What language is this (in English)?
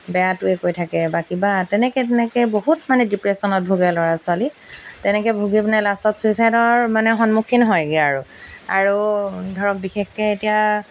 Assamese